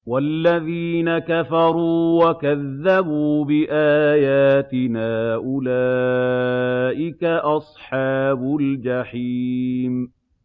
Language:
Arabic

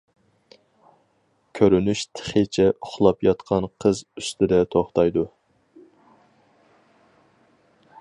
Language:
Uyghur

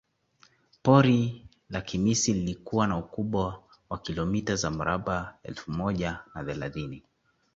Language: Swahili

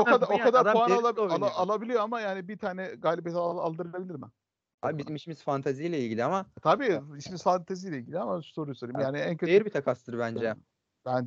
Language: Turkish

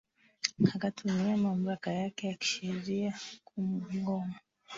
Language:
Swahili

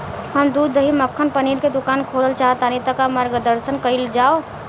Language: Bhojpuri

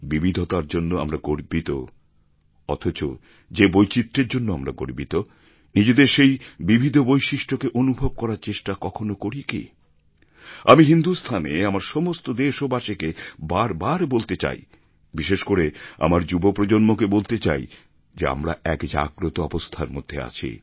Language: Bangla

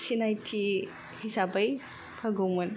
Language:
Bodo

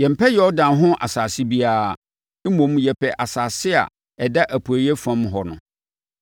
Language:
Akan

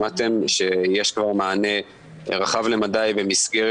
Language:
Hebrew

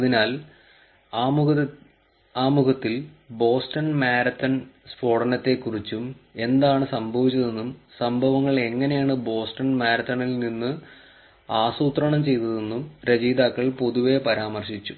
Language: Malayalam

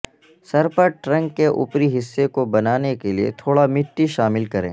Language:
Urdu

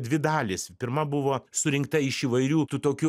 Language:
Lithuanian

